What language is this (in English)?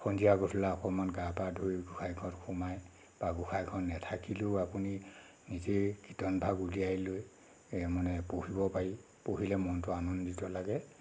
Assamese